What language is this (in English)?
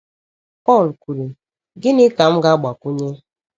Igbo